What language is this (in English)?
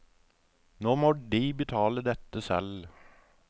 Norwegian